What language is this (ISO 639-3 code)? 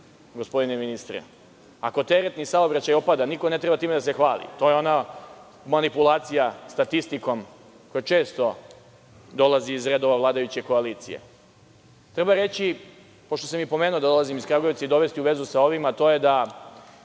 srp